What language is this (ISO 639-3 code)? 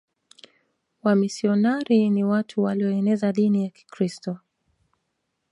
swa